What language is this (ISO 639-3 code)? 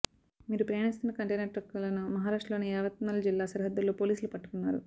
tel